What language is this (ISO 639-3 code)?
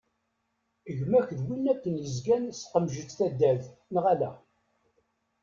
kab